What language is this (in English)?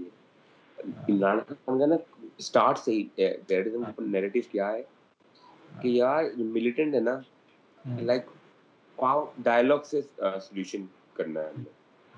Urdu